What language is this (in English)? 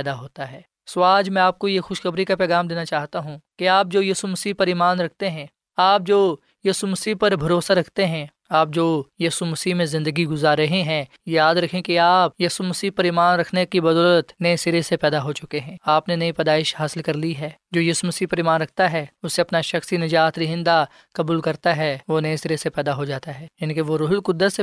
Urdu